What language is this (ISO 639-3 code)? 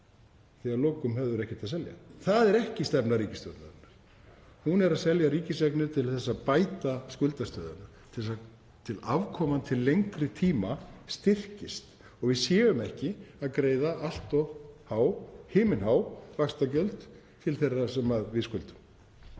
isl